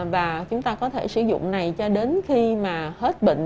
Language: Vietnamese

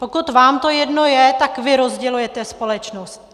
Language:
Czech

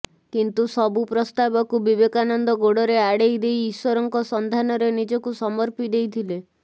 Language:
Odia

